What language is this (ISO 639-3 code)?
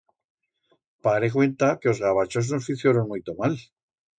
arg